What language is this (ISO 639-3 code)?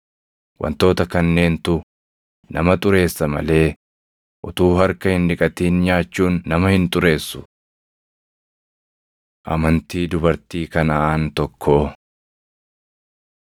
orm